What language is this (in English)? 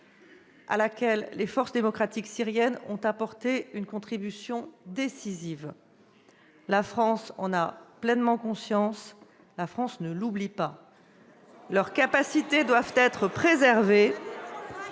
French